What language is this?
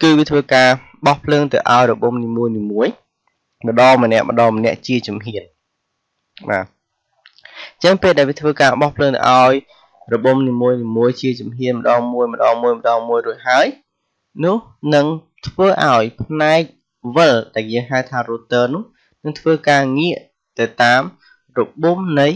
Vietnamese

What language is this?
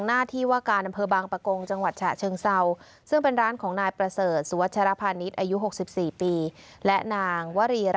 Thai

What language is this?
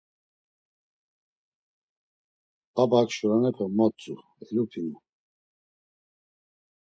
Laz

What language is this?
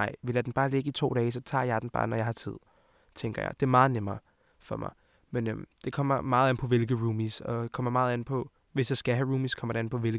Danish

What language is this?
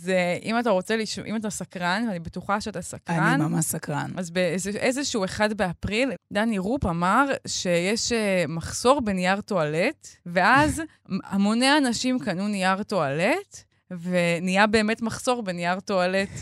Hebrew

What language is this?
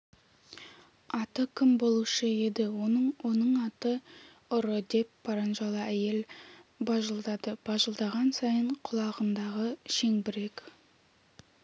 Kazakh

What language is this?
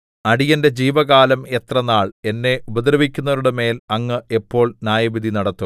Malayalam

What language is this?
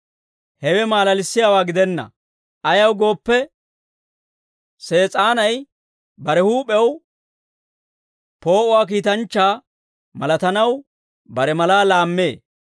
Dawro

